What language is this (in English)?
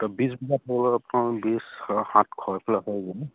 Assamese